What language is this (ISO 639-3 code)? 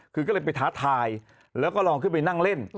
tha